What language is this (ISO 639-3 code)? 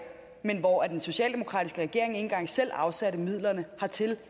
dan